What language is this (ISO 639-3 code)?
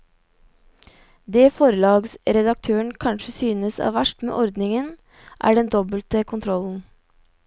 nor